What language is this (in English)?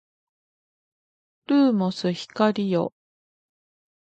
Japanese